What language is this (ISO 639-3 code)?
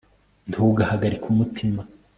kin